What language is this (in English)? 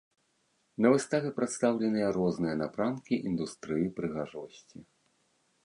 Belarusian